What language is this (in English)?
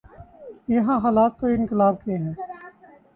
Urdu